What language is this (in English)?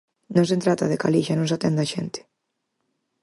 Galician